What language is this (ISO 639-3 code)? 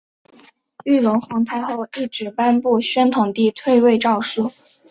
zho